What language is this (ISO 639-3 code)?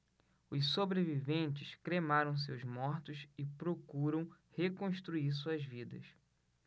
por